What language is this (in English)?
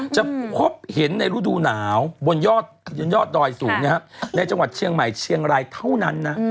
Thai